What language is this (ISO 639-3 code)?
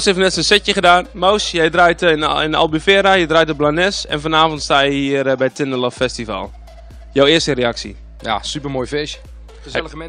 nld